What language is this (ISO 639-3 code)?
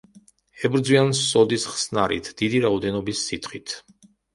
kat